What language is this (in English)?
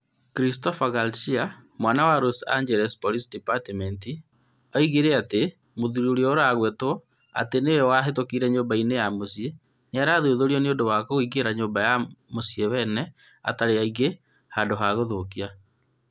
Kikuyu